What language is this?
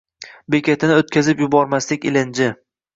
Uzbek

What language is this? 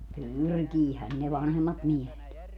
Finnish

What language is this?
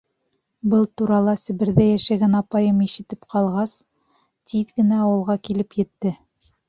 Bashkir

